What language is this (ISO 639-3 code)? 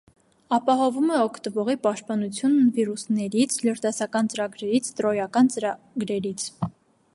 hye